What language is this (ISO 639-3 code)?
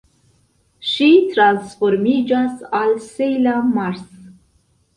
epo